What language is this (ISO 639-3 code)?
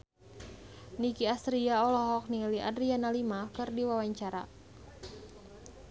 sun